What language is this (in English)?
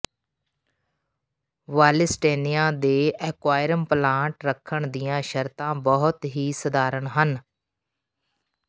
Punjabi